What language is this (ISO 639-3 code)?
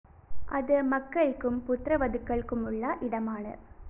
mal